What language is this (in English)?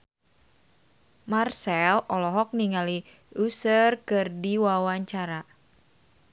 Sundanese